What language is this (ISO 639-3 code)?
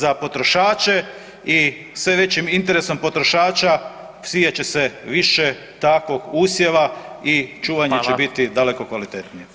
hrv